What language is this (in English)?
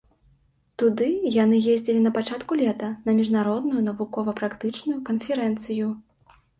Belarusian